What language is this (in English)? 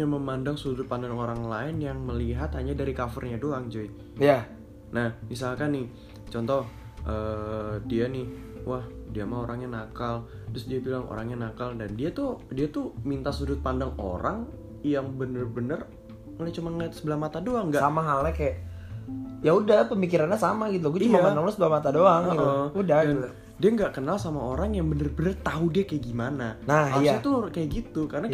Indonesian